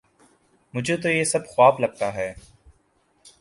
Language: Urdu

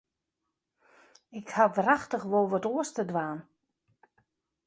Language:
Western Frisian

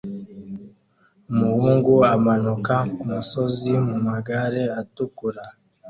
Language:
Kinyarwanda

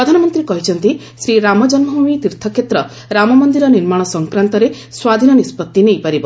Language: Odia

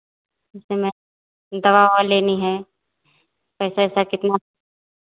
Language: Hindi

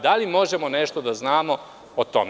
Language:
Serbian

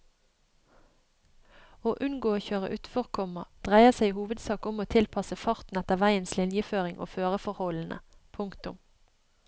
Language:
Norwegian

